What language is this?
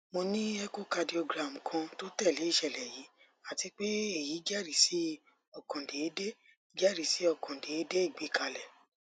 Yoruba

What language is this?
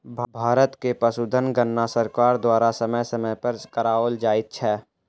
Maithili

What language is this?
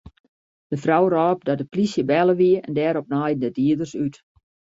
Western Frisian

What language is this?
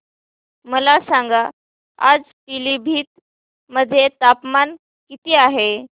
Marathi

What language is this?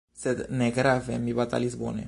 Esperanto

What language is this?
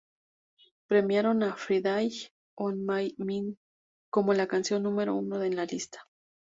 Spanish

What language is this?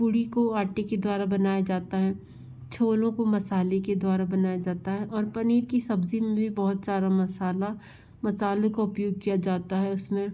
Hindi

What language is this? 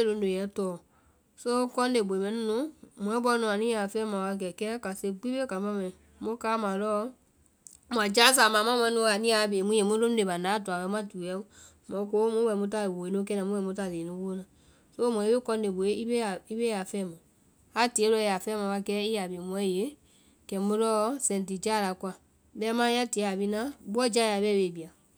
Vai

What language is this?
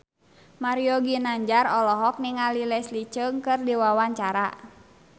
Sundanese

